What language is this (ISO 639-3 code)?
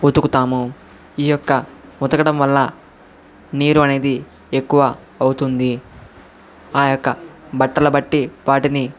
tel